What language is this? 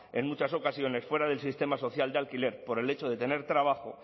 Spanish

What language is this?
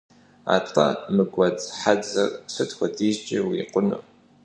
Kabardian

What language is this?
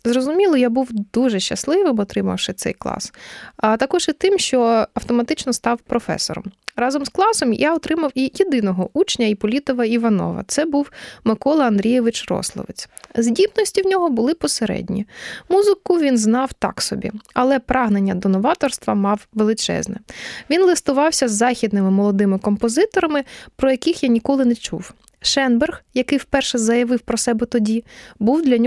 Ukrainian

